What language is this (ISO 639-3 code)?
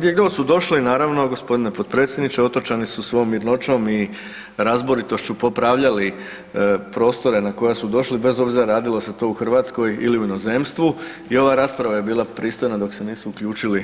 hrv